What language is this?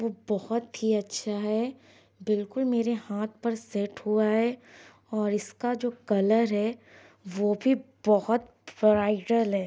Urdu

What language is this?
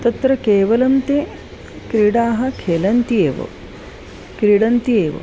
Sanskrit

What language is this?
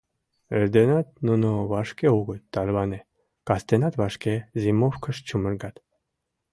Mari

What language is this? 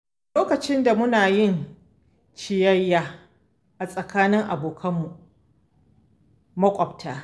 Hausa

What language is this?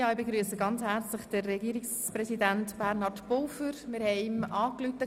Swiss German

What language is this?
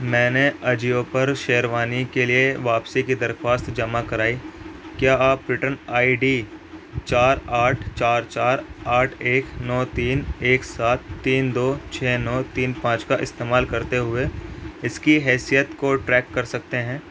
Urdu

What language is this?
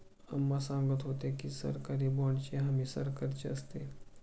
Marathi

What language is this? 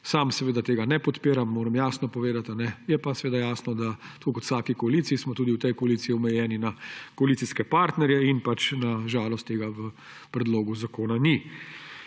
Slovenian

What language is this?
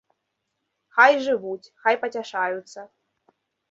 Belarusian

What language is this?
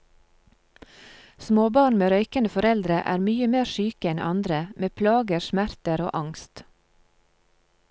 Norwegian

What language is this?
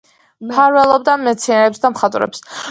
Georgian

